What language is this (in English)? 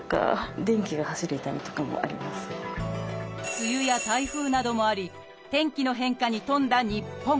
Japanese